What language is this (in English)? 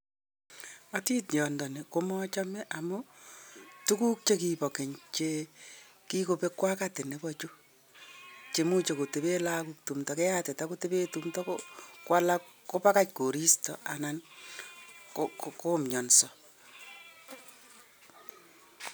Kalenjin